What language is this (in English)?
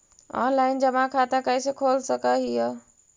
Magahi